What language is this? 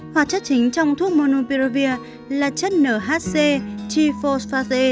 Vietnamese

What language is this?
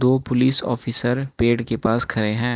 Hindi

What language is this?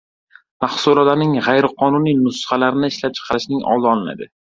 Uzbek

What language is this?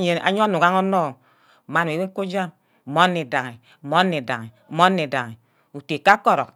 Ubaghara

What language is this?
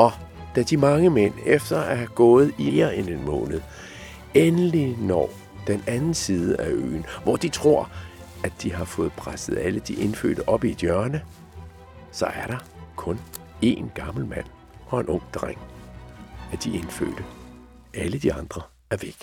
Danish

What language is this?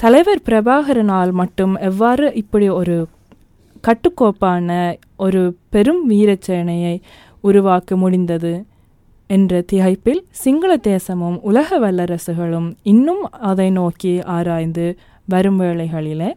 Tamil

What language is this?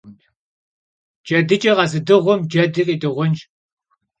Kabardian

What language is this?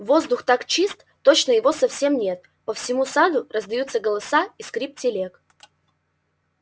Russian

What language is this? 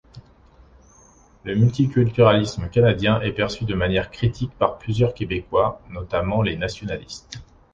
French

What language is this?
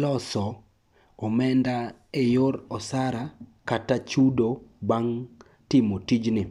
Luo (Kenya and Tanzania)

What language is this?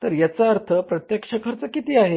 Marathi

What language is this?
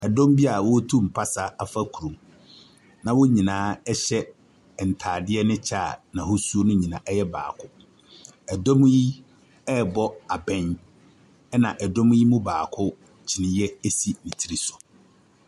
Akan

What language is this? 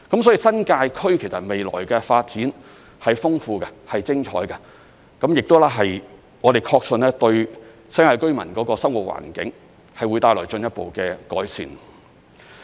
Cantonese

